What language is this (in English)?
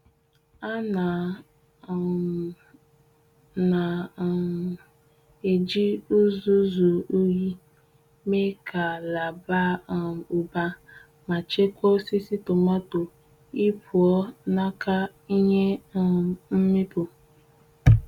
Igbo